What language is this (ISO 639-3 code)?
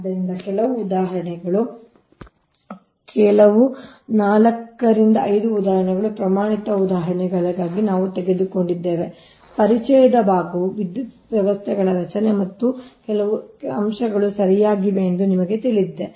kan